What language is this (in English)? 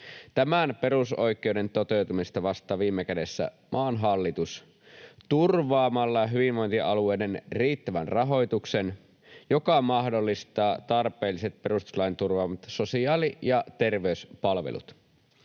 Finnish